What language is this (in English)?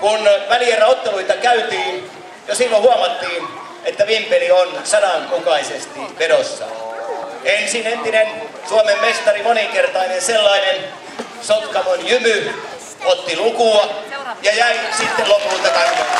Finnish